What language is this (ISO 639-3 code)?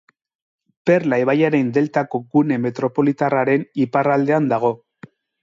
eus